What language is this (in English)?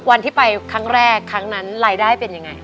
Thai